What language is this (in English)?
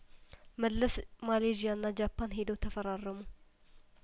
Amharic